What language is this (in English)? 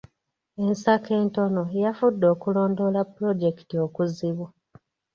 Ganda